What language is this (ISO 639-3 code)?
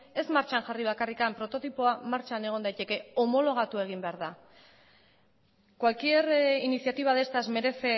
eus